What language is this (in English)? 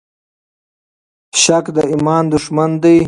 Pashto